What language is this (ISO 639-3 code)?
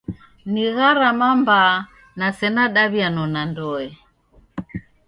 dav